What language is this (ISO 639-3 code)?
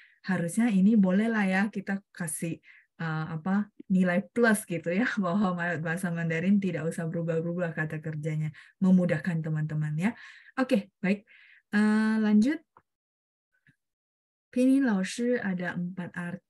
ind